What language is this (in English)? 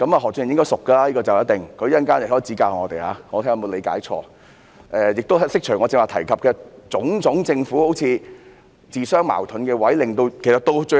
Cantonese